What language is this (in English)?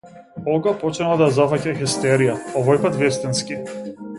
Macedonian